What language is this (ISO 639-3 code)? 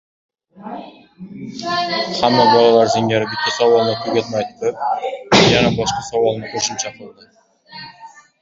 uzb